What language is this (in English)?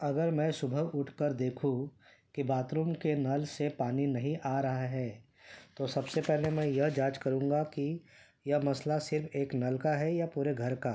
Urdu